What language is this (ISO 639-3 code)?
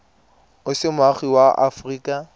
tsn